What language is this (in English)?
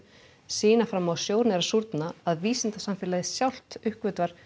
Icelandic